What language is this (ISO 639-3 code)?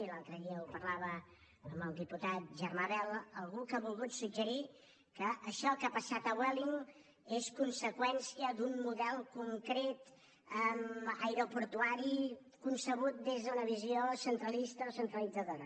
cat